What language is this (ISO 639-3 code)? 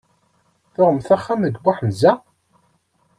kab